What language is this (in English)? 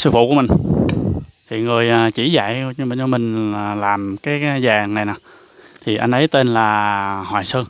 Vietnamese